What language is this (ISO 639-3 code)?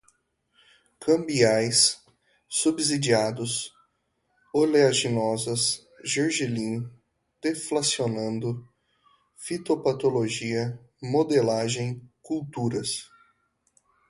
por